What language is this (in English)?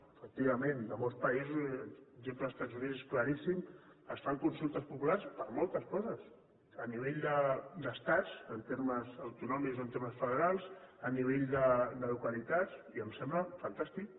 Catalan